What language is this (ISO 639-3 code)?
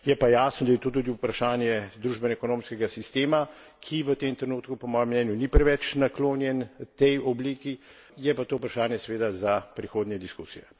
slv